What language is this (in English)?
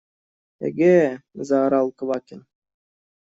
Russian